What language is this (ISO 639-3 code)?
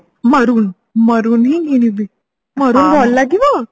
ori